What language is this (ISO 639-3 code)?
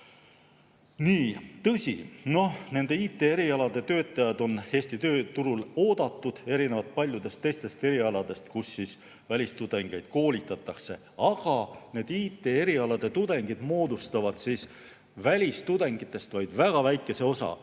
est